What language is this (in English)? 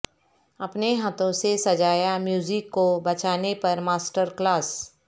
Urdu